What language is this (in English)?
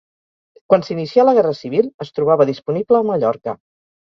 Catalan